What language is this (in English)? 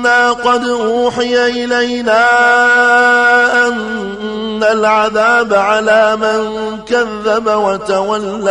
Arabic